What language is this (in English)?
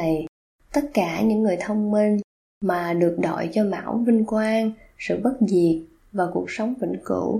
Vietnamese